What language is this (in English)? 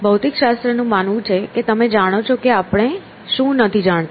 Gujarati